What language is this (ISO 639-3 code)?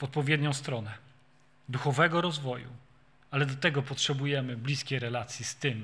pol